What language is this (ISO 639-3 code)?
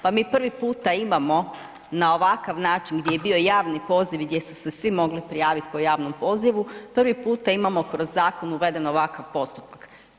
hrv